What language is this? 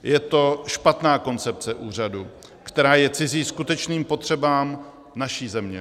Czech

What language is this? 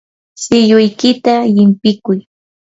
Yanahuanca Pasco Quechua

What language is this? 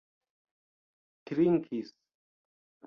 Esperanto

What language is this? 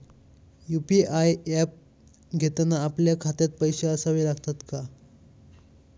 Marathi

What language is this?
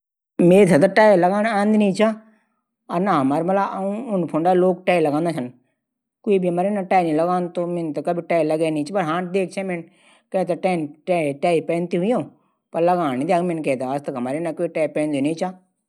Garhwali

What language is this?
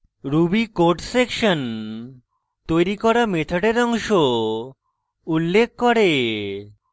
Bangla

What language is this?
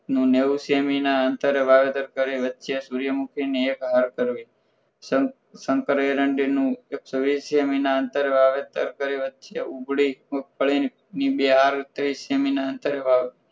Gujarati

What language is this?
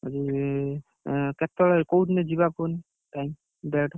Odia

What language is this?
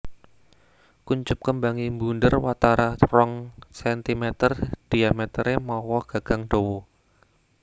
Javanese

